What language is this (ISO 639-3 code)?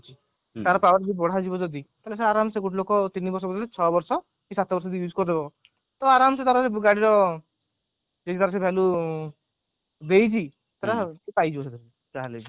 ori